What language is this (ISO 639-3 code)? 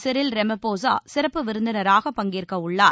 tam